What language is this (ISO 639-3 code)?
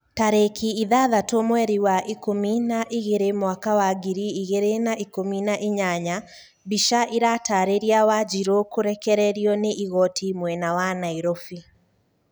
kik